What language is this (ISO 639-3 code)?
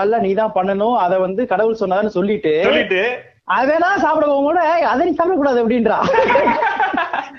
tam